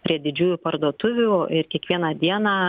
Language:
Lithuanian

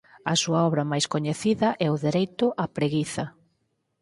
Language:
Galician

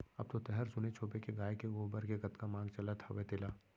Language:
Chhattisgarhi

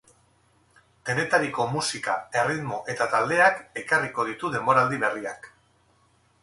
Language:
Basque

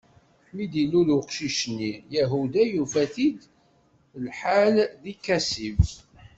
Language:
Kabyle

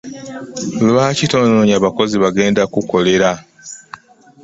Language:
Ganda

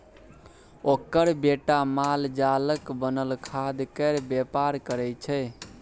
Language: Maithili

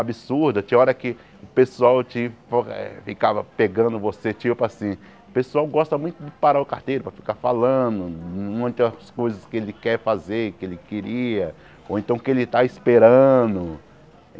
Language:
Portuguese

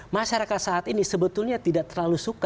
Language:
Indonesian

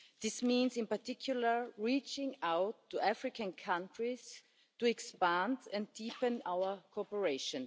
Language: English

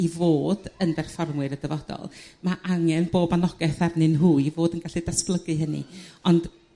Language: Welsh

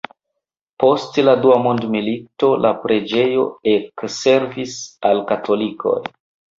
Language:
Esperanto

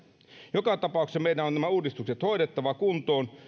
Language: Finnish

